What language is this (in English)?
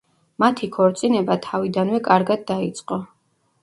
Georgian